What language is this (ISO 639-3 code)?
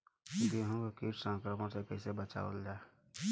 bho